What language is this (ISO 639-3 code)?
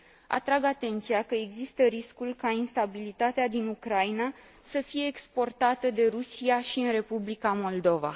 ron